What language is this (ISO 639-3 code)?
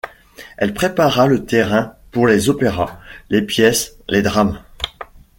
fra